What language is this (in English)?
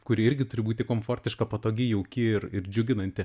Lithuanian